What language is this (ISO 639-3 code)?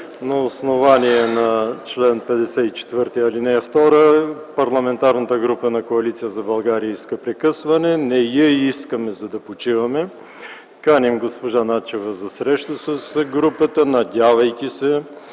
bul